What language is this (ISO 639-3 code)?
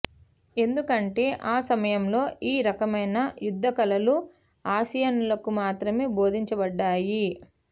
tel